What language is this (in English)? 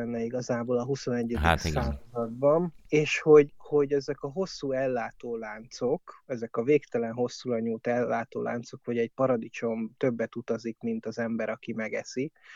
Hungarian